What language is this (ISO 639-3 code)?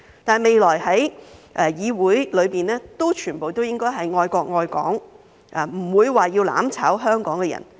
yue